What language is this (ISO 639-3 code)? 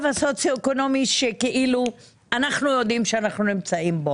heb